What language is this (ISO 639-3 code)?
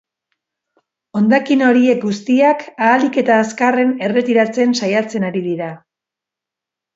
eus